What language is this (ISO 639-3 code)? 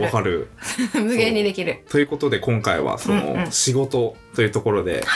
jpn